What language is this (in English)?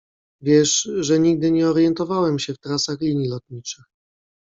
Polish